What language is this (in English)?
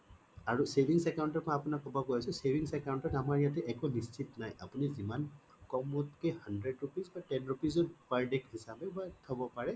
Assamese